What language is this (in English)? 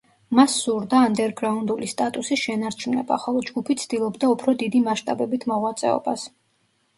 Georgian